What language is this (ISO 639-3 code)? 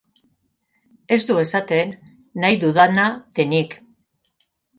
eus